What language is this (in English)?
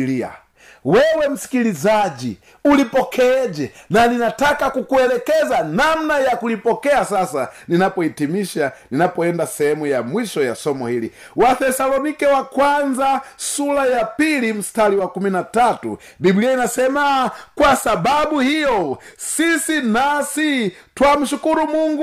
Swahili